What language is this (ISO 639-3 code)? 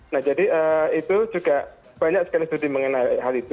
ind